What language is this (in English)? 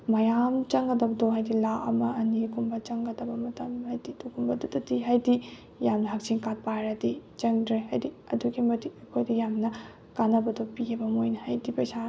Manipuri